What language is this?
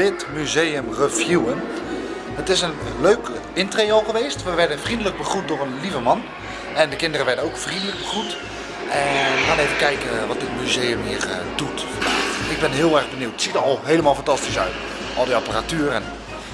Dutch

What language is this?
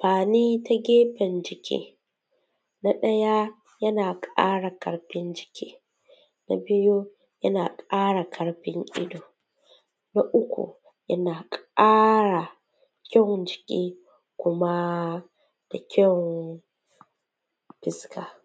Hausa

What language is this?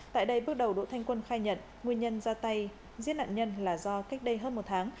Vietnamese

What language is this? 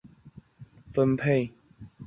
Chinese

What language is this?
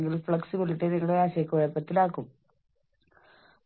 Malayalam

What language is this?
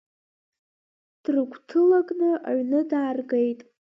Abkhazian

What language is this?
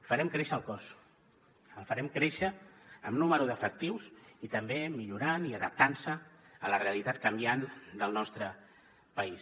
Catalan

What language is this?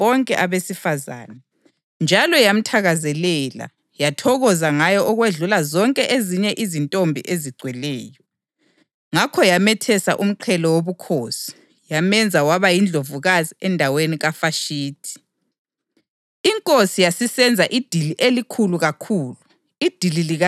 North Ndebele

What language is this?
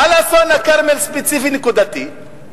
Hebrew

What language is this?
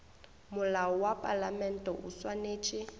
Northern Sotho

